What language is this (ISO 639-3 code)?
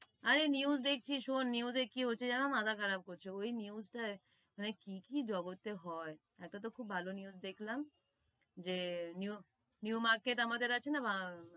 ben